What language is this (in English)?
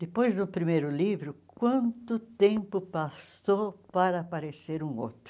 Portuguese